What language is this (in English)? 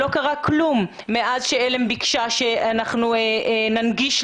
Hebrew